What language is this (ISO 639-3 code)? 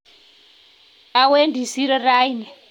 kln